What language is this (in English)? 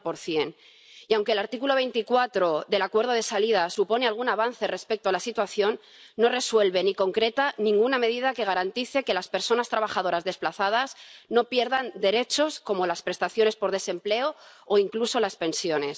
Spanish